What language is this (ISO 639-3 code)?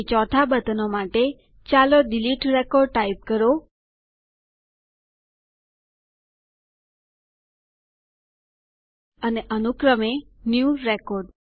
guj